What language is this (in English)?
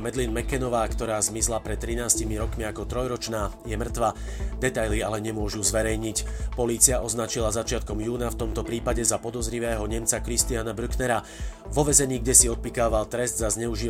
Slovak